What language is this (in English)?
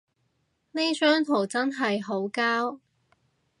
Cantonese